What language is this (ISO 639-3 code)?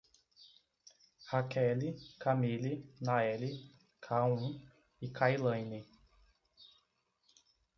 por